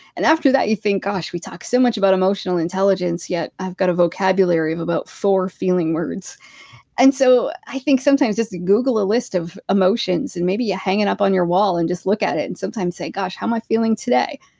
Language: English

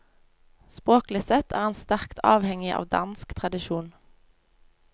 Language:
Norwegian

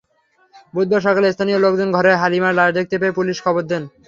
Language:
Bangla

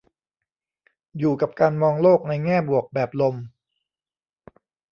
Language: Thai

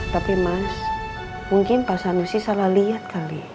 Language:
Indonesian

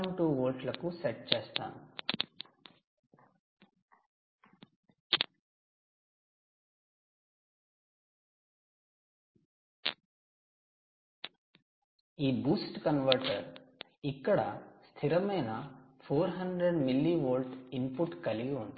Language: Telugu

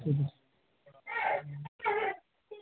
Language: Bangla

